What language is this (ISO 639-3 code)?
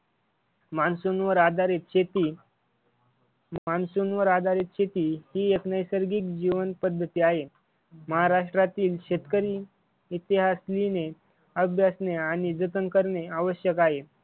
mar